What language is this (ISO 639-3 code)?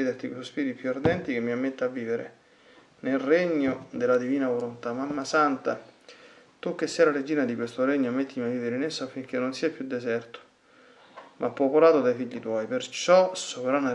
ita